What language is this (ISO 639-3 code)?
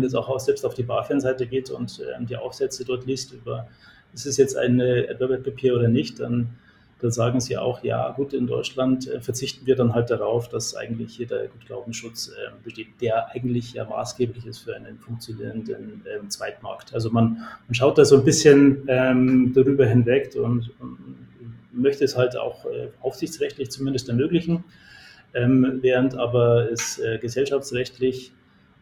deu